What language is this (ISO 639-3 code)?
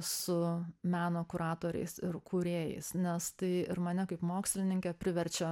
lit